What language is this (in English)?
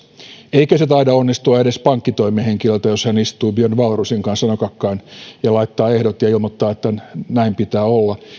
Finnish